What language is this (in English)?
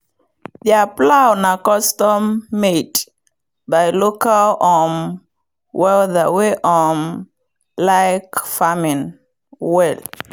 Nigerian Pidgin